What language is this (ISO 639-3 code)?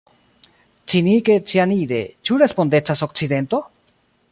epo